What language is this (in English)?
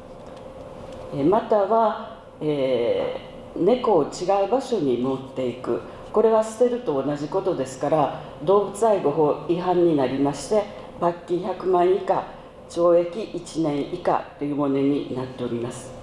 Japanese